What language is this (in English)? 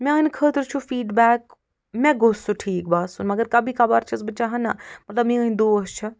Kashmiri